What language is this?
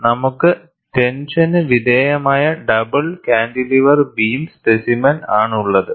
Malayalam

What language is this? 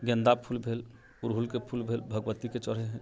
Maithili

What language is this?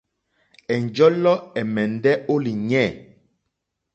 Mokpwe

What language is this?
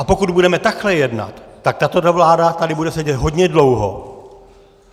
Czech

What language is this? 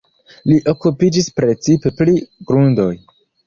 Esperanto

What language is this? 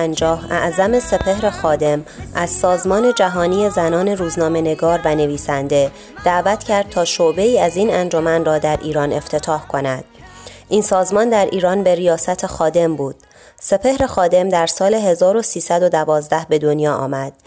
Persian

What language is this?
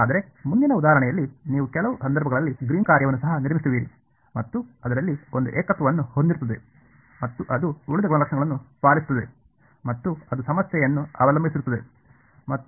Kannada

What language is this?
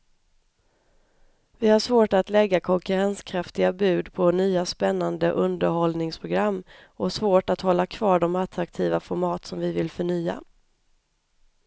Swedish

